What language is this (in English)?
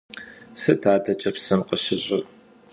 Kabardian